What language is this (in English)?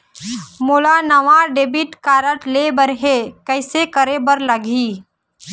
Chhattisgarhi